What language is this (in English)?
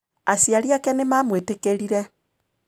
Kikuyu